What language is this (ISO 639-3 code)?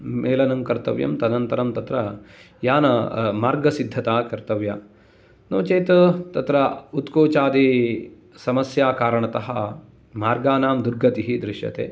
san